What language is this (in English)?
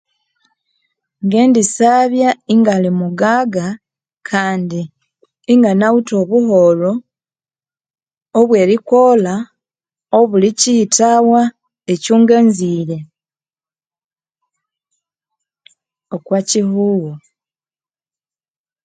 Konzo